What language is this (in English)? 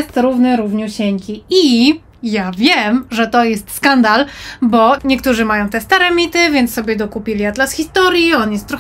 Polish